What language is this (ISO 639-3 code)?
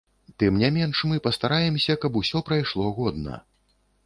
bel